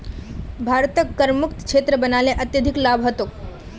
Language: Magahi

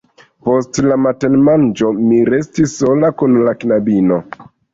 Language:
Esperanto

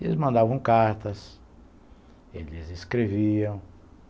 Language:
Portuguese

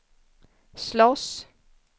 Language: Swedish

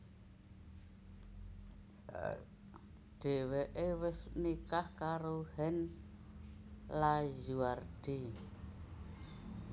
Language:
Javanese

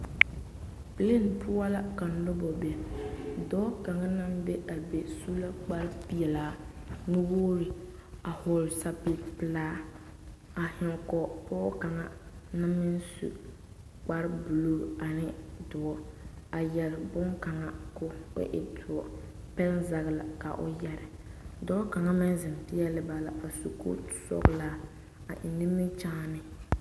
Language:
Southern Dagaare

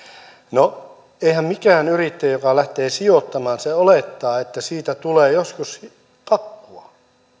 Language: Finnish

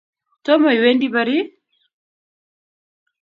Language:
Kalenjin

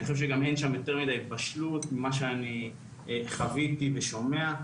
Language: Hebrew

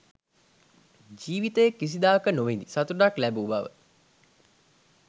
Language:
Sinhala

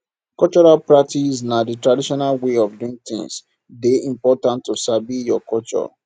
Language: Nigerian Pidgin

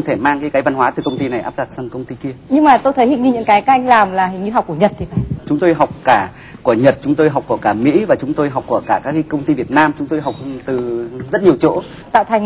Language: Vietnamese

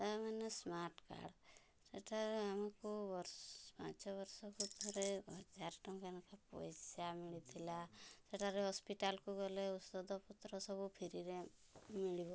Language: Odia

